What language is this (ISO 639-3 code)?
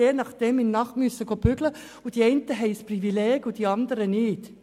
gsw